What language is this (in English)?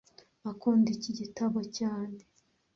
Kinyarwanda